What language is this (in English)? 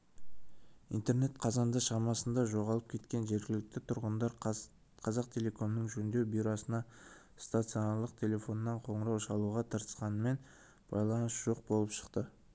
Kazakh